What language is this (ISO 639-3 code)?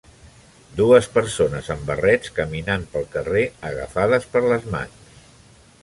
cat